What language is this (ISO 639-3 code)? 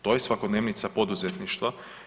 hrv